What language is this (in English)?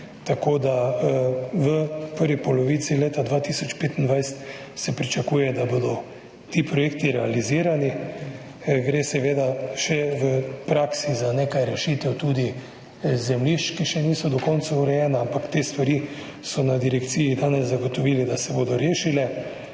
Slovenian